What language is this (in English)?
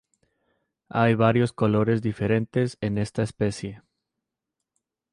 Spanish